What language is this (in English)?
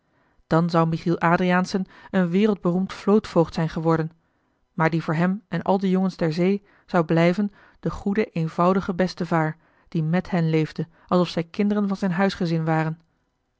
Dutch